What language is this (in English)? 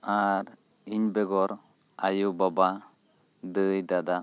Santali